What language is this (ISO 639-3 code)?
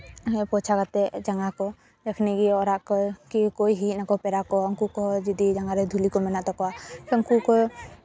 sat